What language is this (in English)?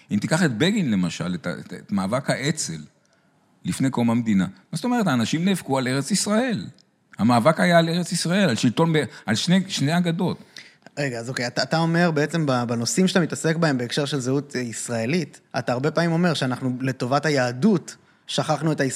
Hebrew